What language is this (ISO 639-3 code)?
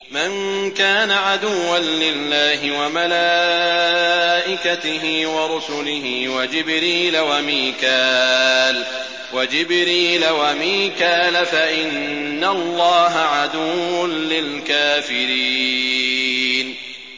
ara